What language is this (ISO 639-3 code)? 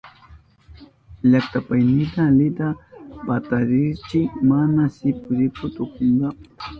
qup